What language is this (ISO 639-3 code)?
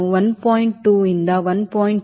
kan